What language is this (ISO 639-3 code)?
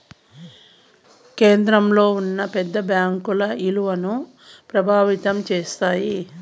tel